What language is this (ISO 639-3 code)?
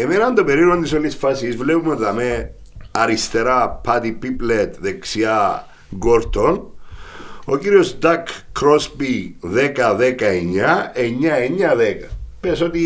ell